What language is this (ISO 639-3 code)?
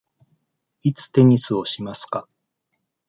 jpn